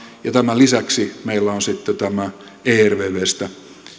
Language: Finnish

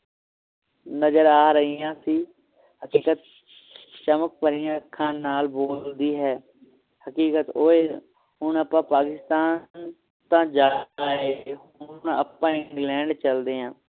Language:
Punjabi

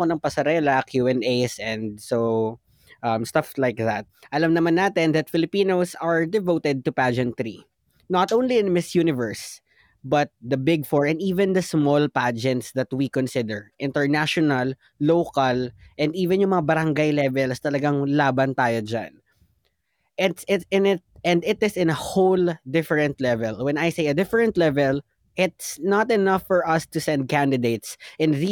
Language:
Filipino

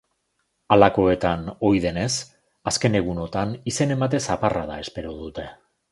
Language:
Basque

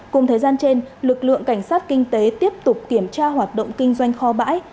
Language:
Vietnamese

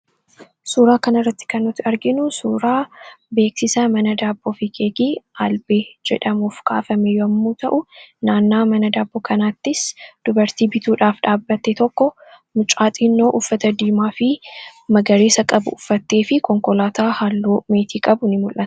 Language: Oromo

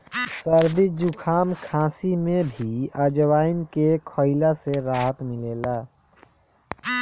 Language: Bhojpuri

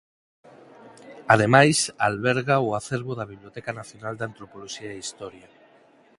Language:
Galician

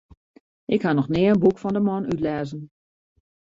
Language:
Western Frisian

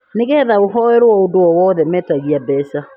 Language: Kikuyu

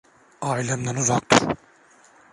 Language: Turkish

